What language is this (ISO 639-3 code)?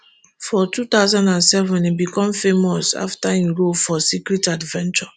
pcm